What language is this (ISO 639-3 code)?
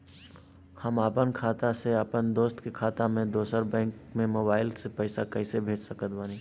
bho